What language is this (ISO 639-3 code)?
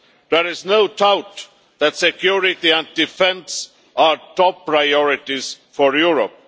eng